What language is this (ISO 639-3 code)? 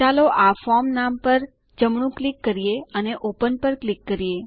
guj